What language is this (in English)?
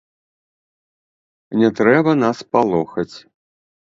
Belarusian